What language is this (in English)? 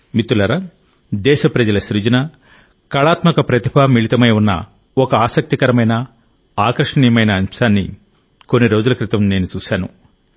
Telugu